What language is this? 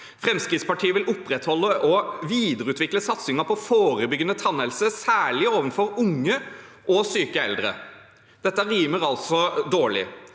Norwegian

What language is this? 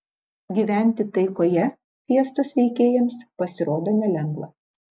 Lithuanian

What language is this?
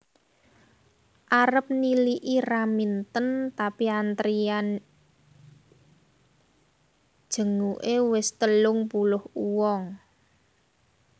Javanese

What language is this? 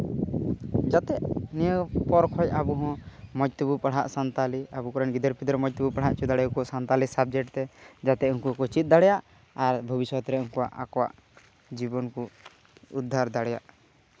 Santali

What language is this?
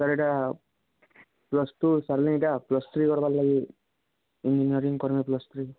Odia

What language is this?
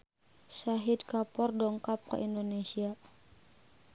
Sundanese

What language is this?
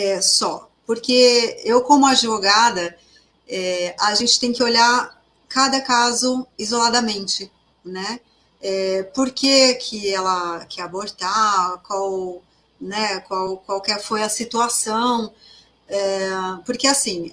Portuguese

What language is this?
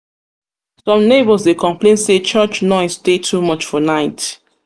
Nigerian Pidgin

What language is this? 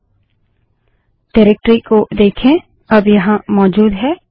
Hindi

